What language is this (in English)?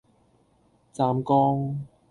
Cantonese